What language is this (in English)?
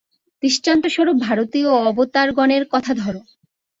Bangla